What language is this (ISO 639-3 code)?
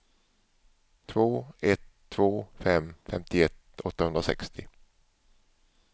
swe